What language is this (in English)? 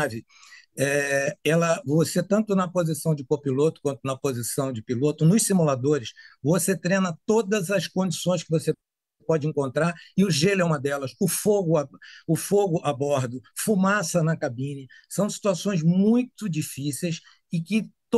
Portuguese